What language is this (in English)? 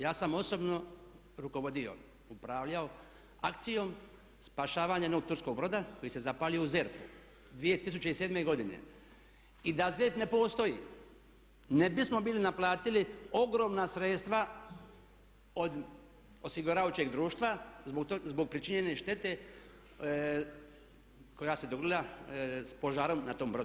Croatian